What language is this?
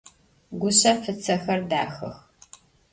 Adyghe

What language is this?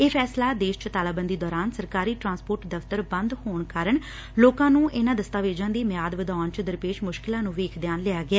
Punjabi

